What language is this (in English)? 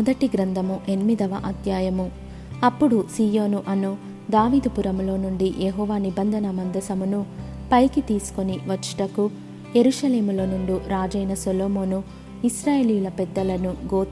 Telugu